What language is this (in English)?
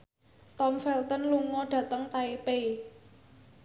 Javanese